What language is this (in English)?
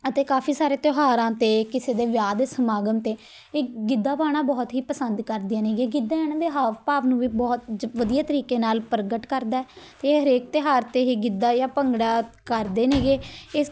Punjabi